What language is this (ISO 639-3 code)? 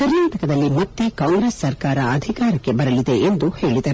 kan